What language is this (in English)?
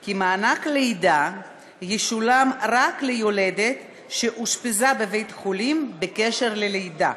Hebrew